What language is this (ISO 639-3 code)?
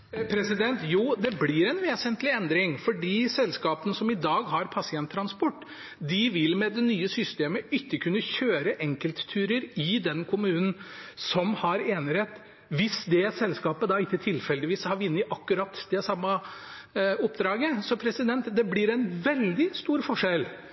nor